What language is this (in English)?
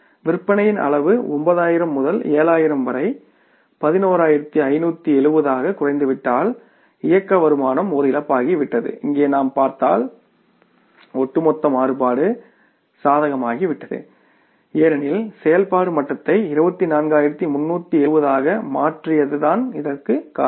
Tamil